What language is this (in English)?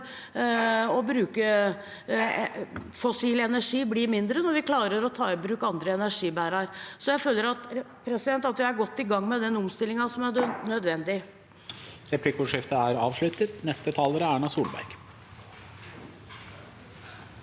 Norwegian